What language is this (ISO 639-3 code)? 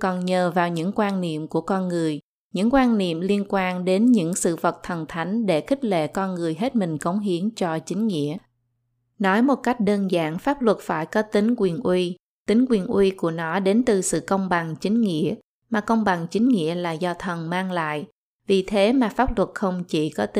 vie